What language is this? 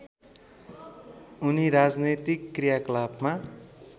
Nepali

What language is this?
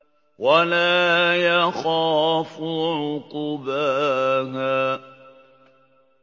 Arabic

